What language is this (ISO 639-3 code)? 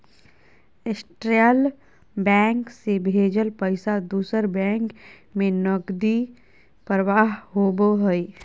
mag